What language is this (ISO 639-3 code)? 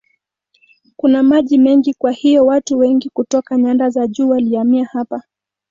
swa